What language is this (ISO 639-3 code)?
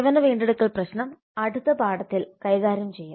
mal